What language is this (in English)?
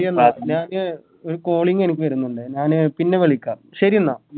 Malayalam